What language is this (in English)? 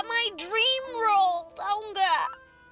Indonesian